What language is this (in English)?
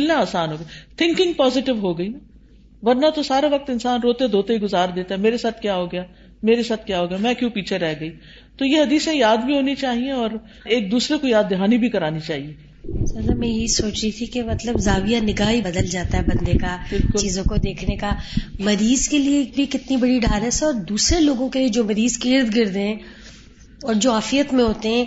Urdu